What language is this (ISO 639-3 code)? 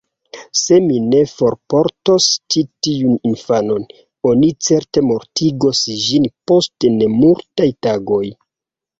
epo